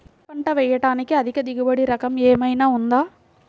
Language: Telugu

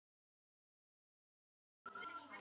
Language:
Icelandic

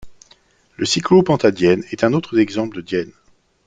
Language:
French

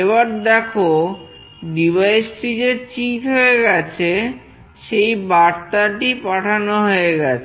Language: Bangla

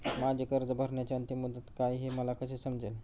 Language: Marathi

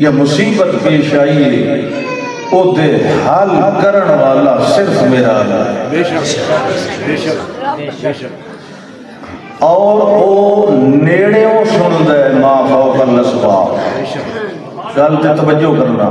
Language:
Arabic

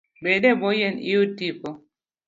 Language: Luo (Kenya and Tanzania)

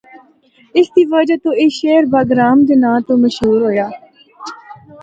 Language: Northern Hindko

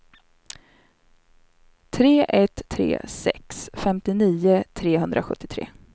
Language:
Swedish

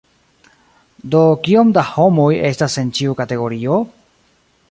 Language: Esperanto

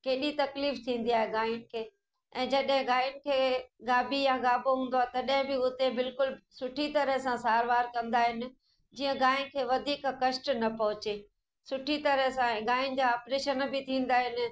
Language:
Sindhi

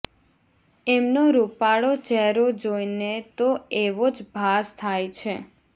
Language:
Gujarati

